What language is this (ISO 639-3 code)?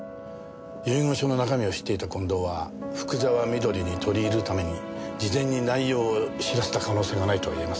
jpn